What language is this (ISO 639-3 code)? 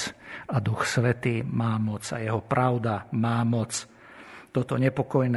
slk